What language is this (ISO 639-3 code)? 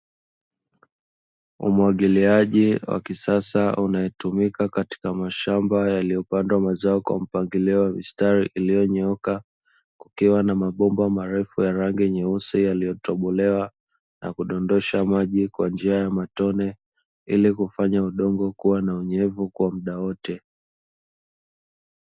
swa